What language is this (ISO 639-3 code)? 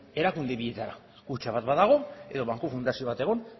eus